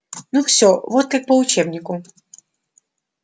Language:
Russian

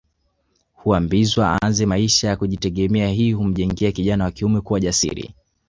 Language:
Swahili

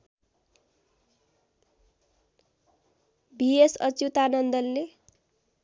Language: Nepali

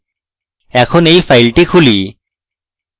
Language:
Bangla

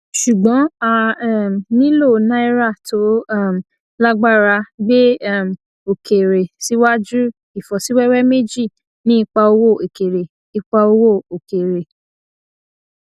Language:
Yoruba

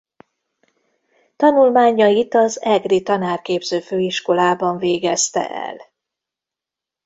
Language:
Hungarian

